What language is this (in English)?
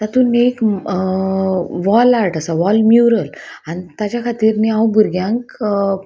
Konkani